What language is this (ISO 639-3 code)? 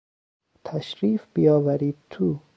fas